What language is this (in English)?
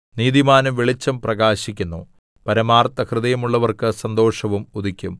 Malayalam